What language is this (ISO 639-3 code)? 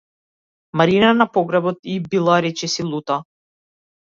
mkd